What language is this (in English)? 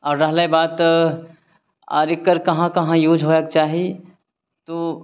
Maithili